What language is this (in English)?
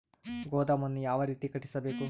Kannada